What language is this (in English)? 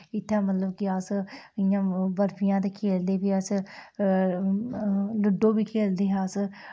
Dogri